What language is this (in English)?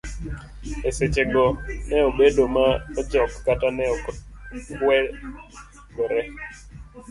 Luo (Kenya and Tanzania)